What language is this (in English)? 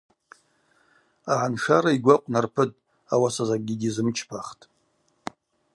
Abaza